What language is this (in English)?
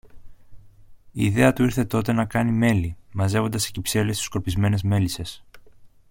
Greek